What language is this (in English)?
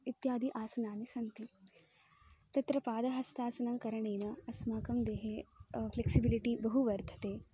Sanskrit